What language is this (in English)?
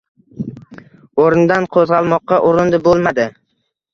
Uzbek